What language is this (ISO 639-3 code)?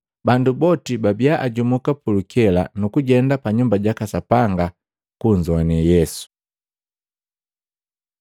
mgv